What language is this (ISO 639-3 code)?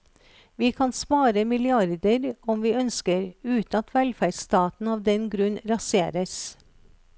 nor